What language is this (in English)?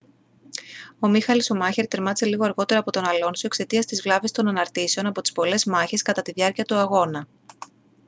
Greek